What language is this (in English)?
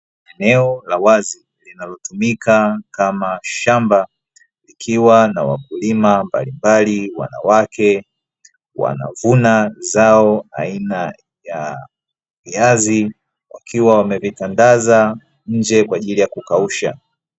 Swahili